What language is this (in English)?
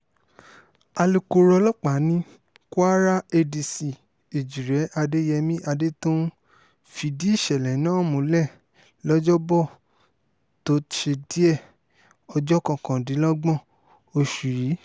Yoruba